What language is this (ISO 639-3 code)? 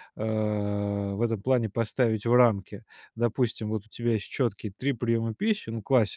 rus